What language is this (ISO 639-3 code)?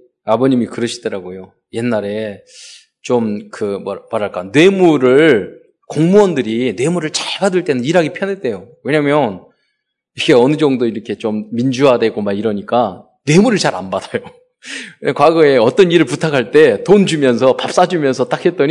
kor